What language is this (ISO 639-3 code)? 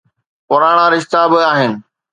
snd